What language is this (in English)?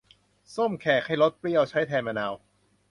Thai